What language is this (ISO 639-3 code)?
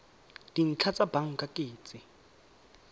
tsn